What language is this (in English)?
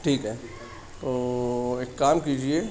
Urdu